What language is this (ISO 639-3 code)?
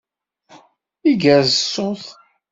kab